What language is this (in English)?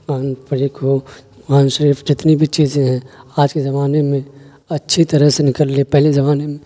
Urdu